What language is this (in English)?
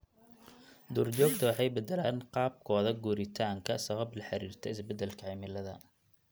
Somali